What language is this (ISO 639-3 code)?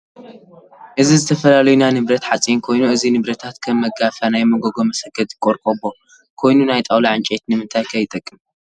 tir